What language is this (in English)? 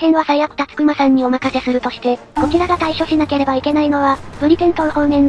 Japanese